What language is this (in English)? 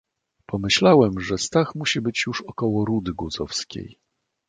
Polish